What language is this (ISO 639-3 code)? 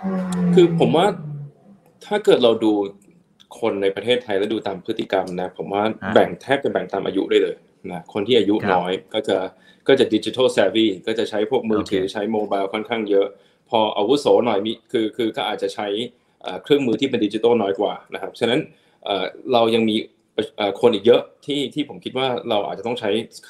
tha